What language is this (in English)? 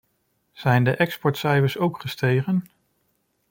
Dutch